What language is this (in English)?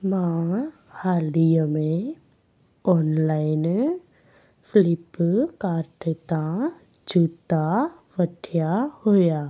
Sindhi